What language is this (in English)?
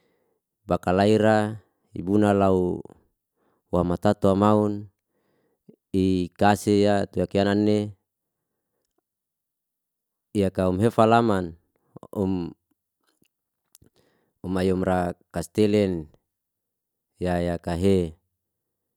Liana-Seti